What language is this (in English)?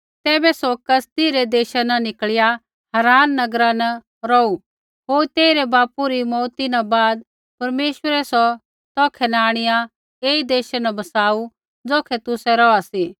Kullu Pahari